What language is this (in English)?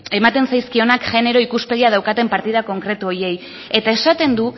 Basque